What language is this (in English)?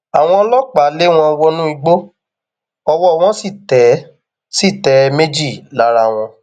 Yoruba